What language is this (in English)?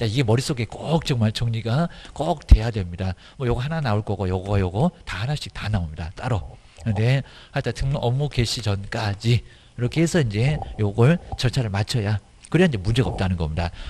Korean